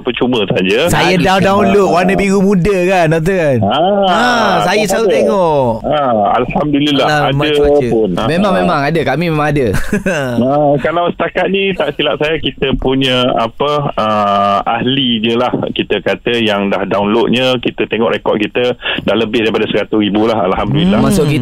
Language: Malay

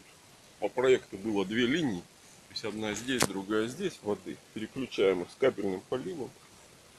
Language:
Russian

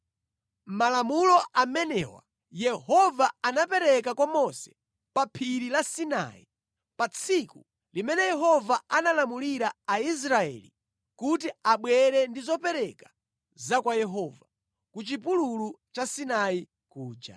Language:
Nyanja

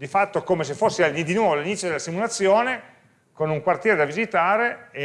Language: Italian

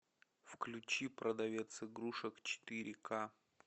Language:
Russian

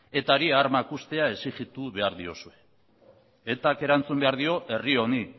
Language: Basque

